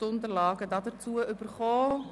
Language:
Swiss German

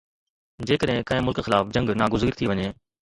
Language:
Sindhi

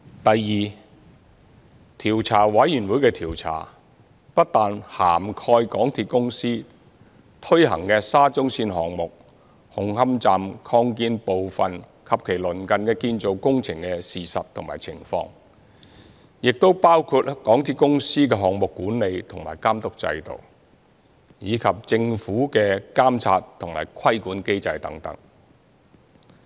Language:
Cantonese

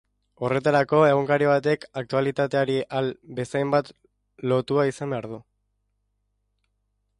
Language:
Basque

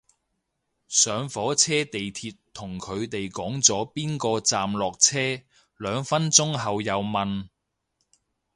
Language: Cantonese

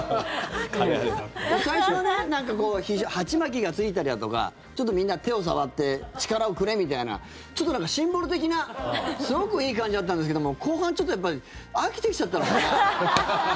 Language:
Japanese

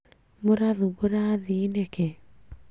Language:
Kikuyu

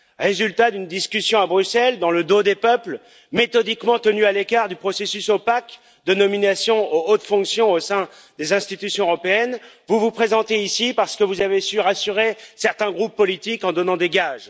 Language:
French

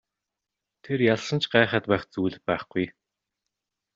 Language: Mongolian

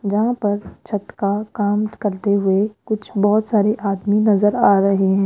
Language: Hindi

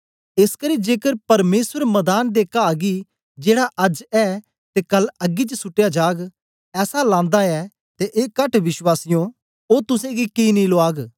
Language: Dogri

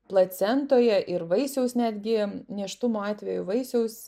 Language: Lithuanian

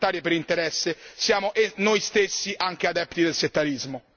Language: Italian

